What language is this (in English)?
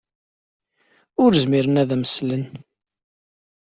Kabyle